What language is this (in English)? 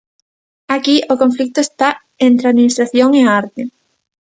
Galician